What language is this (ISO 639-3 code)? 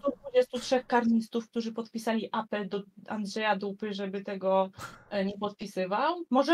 pol